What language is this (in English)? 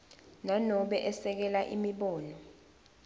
Swati